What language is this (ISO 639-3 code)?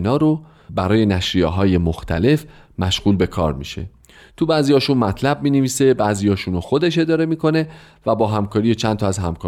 fas